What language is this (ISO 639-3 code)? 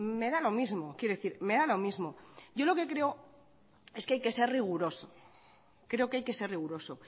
spa